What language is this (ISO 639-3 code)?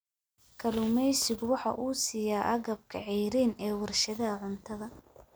som